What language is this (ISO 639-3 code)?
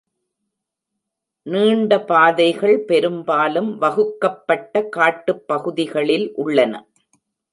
tam